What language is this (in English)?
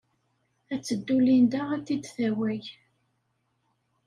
Kabyle